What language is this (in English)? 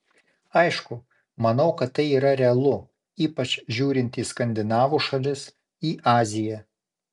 Lithuanian